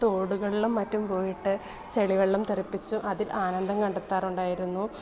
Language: Malayalam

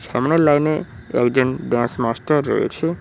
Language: Bangla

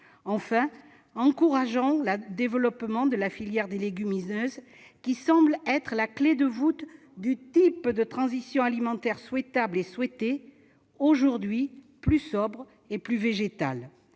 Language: French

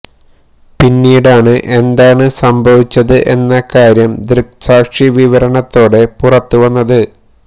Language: Malayalam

